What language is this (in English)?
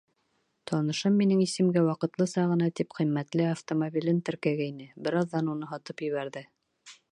Bashkir